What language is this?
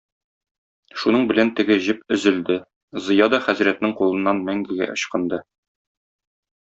Tatar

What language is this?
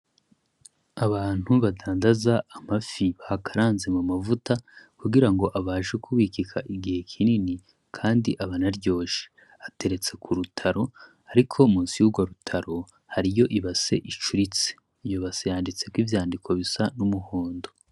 Rundi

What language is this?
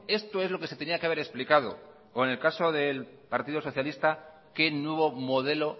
Spanish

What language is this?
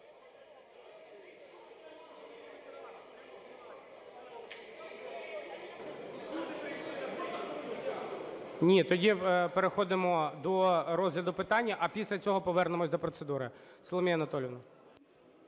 Ukrainian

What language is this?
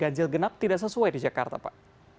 Indonesian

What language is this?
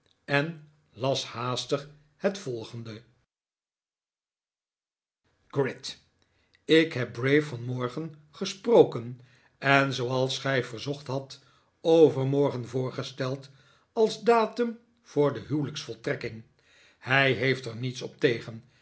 Dutch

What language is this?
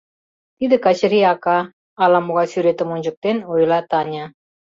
Mari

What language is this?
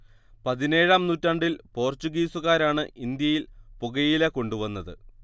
Malayalam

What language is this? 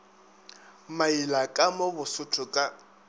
Northern Sotho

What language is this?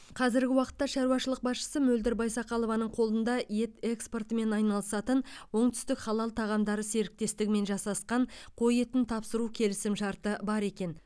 Kazakh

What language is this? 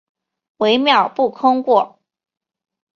Chinese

